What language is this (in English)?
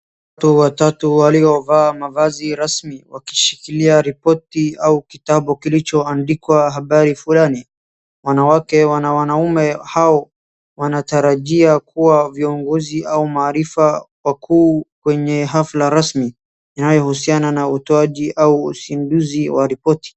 Swahili